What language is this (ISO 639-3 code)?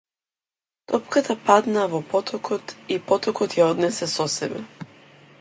mkd